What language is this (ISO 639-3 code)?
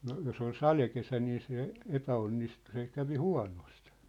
fin